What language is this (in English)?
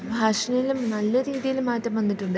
Malayalam